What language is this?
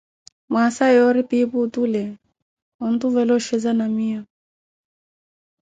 Koti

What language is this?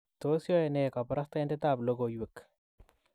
Kalenjin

